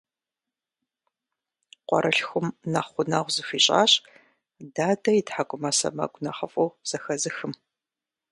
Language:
Kabardian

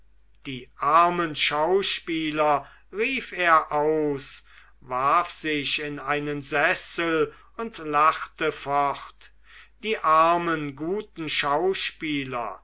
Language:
German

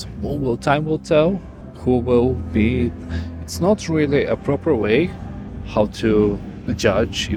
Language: English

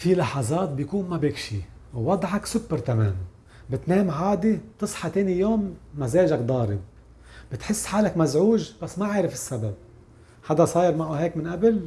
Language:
Arabic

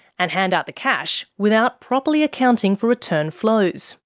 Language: English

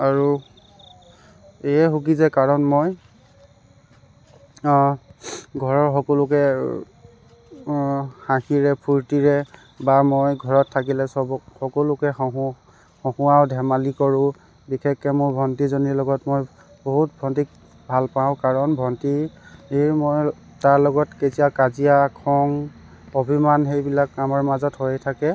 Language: Assamese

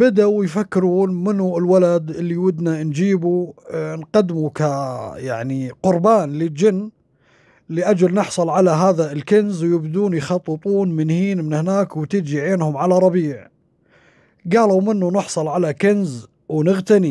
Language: Arabic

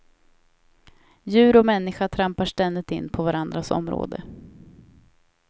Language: Swedish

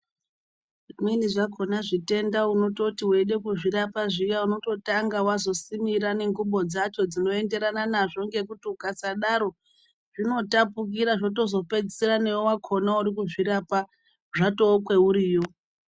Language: Ndau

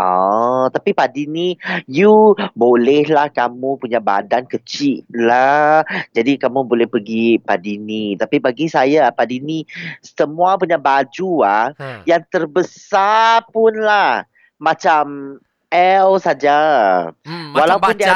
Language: Malay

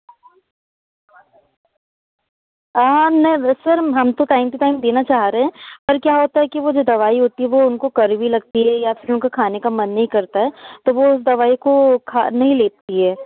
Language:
Hindi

